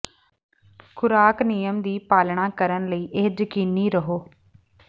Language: Punjabi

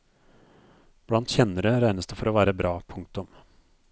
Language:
Norwegian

